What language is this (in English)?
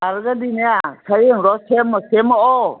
Manipuri